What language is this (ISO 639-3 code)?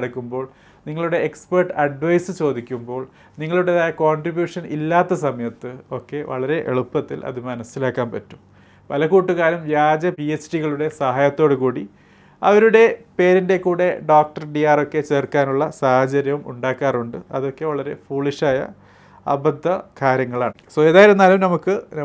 mal